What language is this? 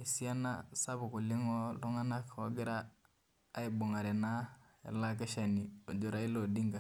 Masai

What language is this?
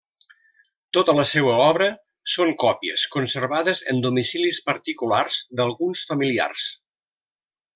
Catalan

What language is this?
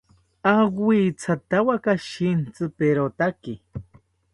South Ucayali Ashéninka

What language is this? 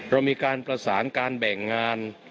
Thai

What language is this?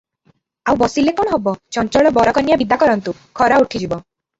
Odia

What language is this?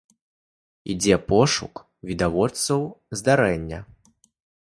Belarusian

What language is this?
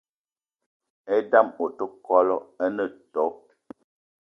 Eton (Cameroon)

